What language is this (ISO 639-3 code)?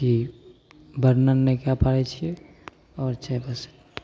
mai